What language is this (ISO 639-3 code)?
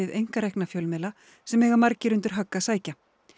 isl